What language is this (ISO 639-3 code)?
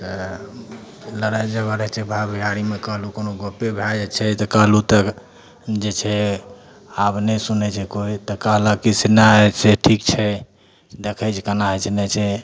mai